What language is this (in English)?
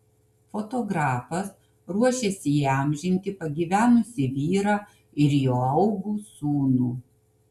Lithuanian